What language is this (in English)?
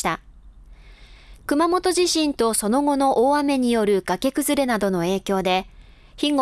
Japanese